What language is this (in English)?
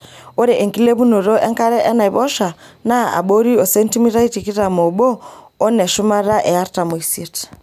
Masai